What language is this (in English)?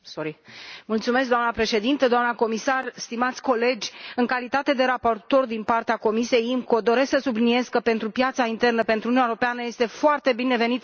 Romanian